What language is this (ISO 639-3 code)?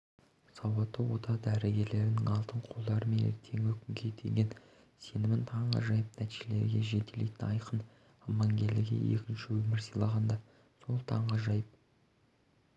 kaz